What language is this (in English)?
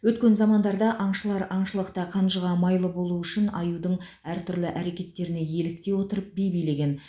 Kazakh